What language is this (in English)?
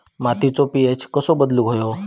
Marathi